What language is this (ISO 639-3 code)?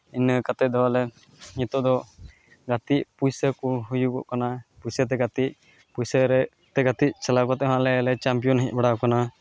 sat